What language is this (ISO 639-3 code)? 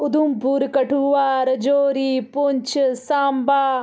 doi